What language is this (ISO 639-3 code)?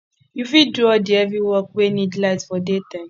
pcm